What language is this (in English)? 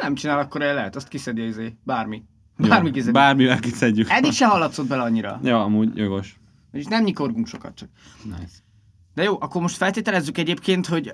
Hungarian